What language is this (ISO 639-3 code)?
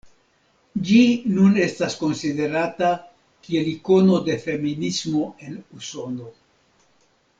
epo